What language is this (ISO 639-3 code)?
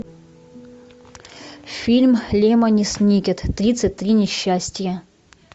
rus